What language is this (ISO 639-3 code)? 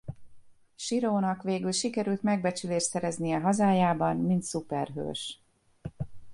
hun